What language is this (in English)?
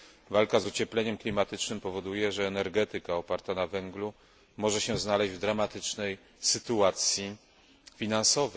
Polish